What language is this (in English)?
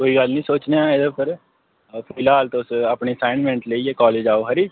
Dogri